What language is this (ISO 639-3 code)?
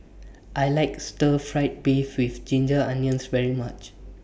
eng